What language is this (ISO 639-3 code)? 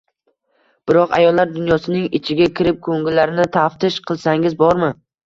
uzb